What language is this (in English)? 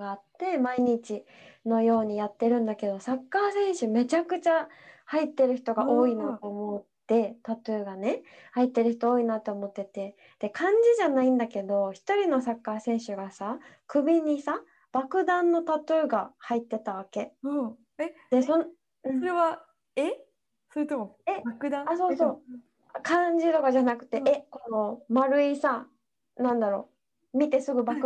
Japanese